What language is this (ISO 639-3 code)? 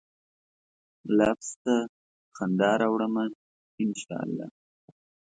pus